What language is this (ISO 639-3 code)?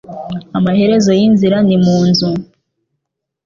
kin